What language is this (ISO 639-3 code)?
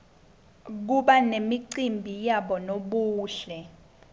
ssw